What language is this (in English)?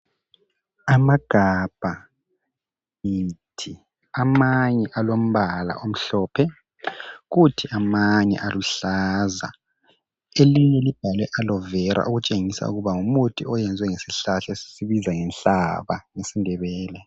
North Ndebele